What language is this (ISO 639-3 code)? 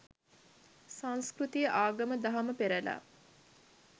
sin